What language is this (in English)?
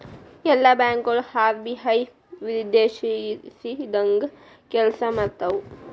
Kannada